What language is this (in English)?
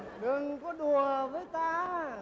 Vietnamese